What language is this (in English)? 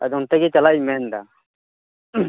Santali